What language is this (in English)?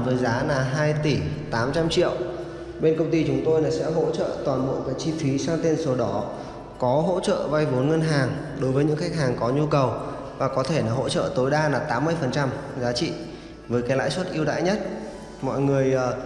Vietnamese